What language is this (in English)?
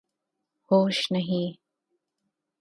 Urdu